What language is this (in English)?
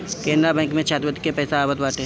Bhojpuri